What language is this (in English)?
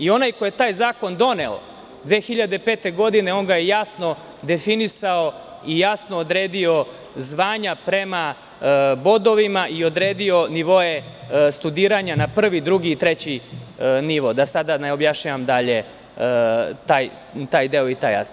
Serbian